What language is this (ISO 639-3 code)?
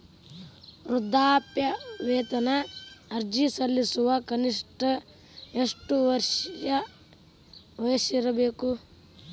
kan